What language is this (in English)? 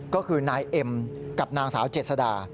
Thai